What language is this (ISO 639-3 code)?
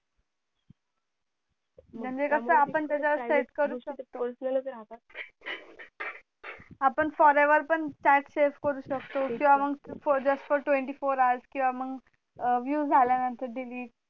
mar